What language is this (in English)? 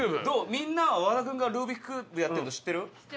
Japanese